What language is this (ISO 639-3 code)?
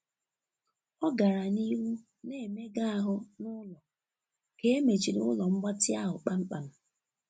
ibo